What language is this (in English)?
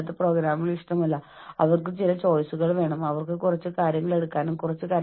Malayalam